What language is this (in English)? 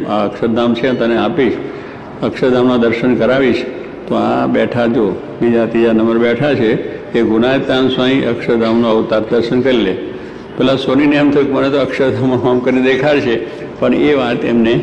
Gujarati